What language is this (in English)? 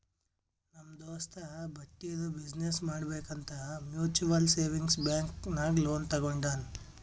Kannada